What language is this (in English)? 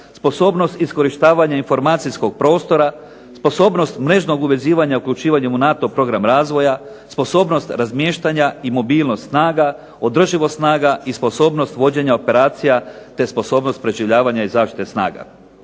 Croatian